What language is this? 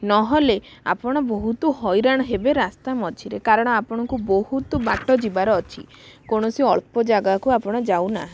Odia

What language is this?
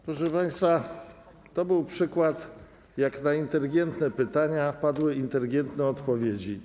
Polish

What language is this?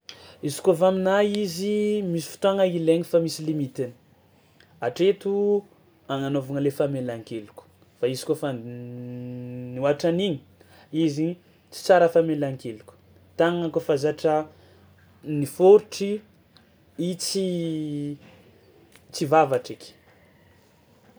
Tsimihety Malagasy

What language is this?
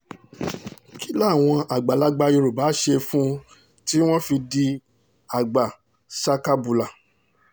Yoruba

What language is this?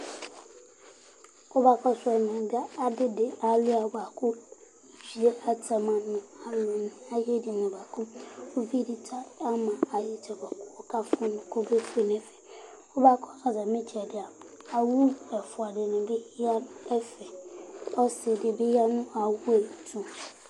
Ikposo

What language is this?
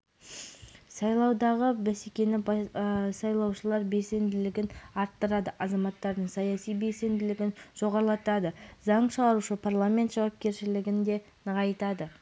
Kazakh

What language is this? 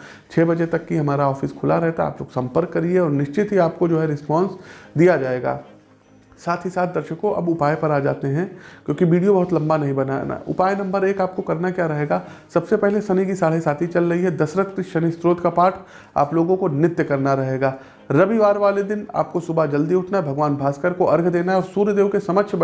Hindi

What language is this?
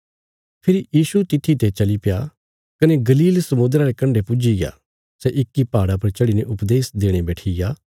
Bilaspuri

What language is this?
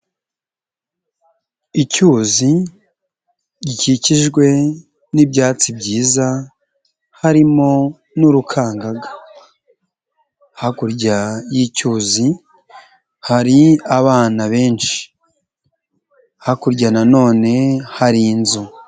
Kinyarwanda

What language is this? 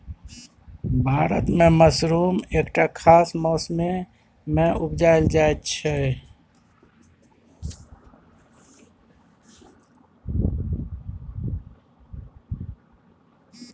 Maithili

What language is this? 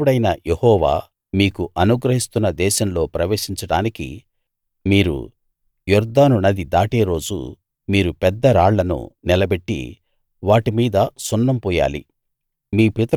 Telugu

